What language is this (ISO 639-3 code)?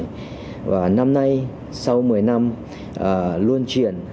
vie